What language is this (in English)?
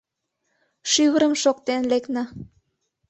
Mari